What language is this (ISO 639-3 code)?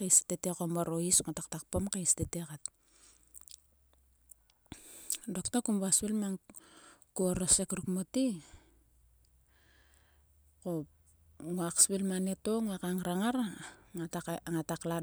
sua